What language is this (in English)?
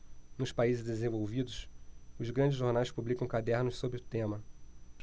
Portuguese